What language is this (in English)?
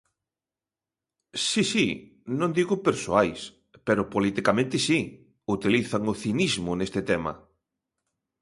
Galician